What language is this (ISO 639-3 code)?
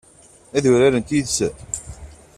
kab